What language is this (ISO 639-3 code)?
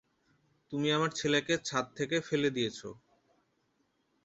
ben